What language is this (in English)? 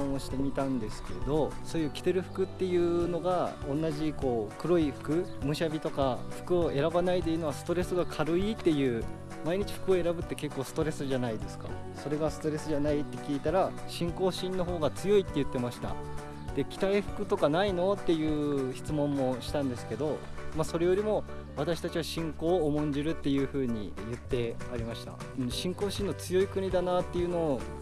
Japanese